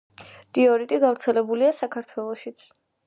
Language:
Georgian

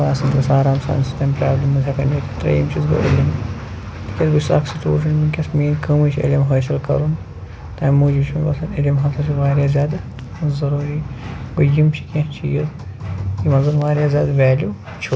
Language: Kashmiri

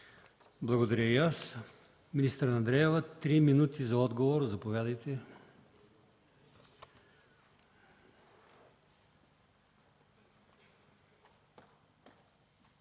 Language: Bulgarian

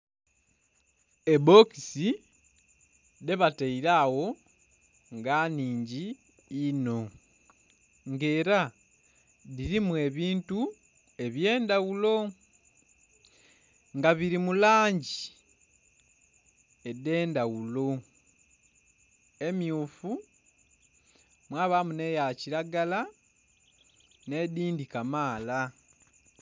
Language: Soga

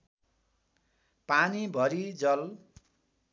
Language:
Nepali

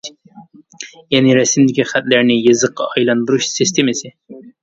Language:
Uyghur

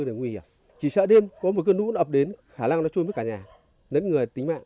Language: Vietnamese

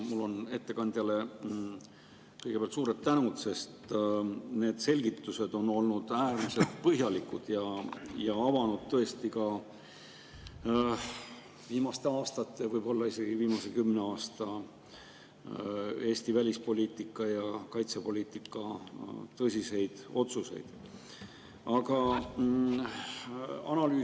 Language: Estonian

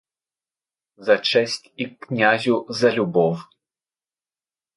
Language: Ukrainian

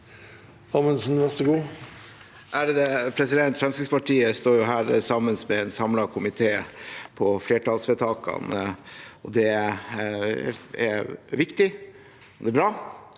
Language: Norwegian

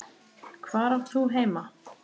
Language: Icelandic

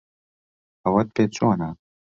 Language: Central Kurdish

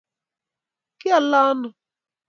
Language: Kalenjin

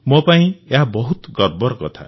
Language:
Odia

